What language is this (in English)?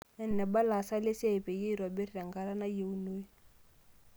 Masai